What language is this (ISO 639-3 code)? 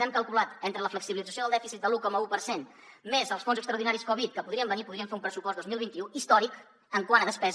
cat